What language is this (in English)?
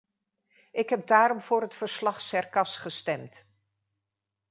Dutch